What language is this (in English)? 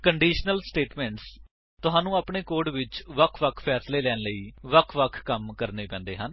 Punjabi